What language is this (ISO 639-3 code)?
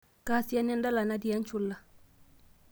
mas